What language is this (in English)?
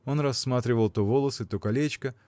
Russian